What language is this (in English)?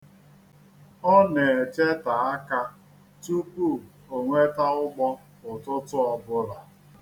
Igbo